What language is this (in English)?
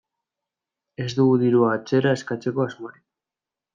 Basque